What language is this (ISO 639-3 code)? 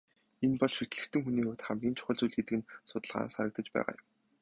mon